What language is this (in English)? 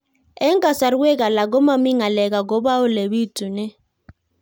Kalenjin